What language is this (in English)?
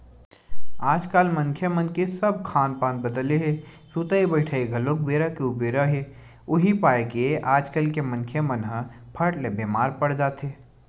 Chhattisgarhi